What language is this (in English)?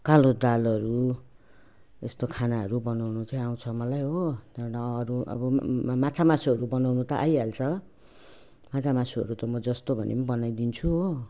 Nepali